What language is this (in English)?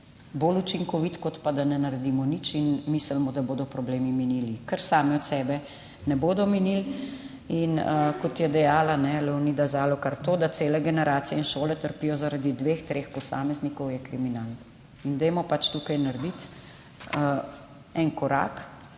Slovenian